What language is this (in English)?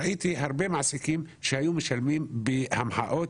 Hebrew